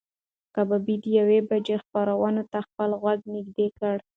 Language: Pashto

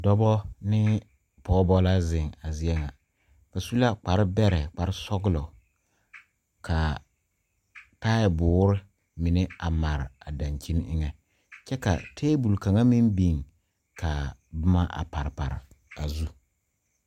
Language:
Southern Dagaare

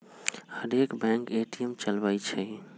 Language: Magahi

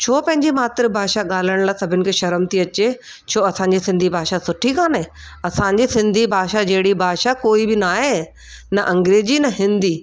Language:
Sindhi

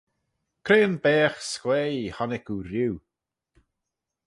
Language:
Manx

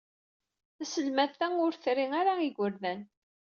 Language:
Kabyle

